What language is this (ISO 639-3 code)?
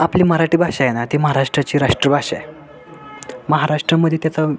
mar